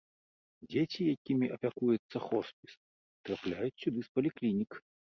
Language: Belarusian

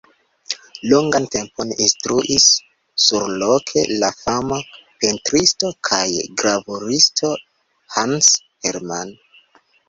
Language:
Esperanto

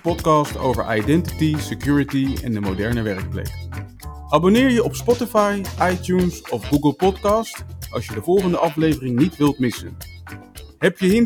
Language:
Dutch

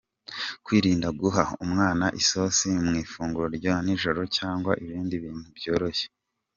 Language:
Kinyarwanda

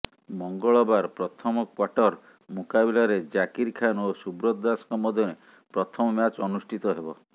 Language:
Odia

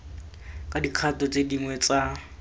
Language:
Tswana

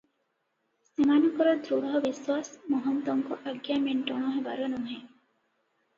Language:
Odia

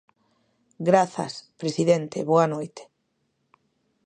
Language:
Galician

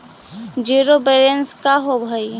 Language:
Magahi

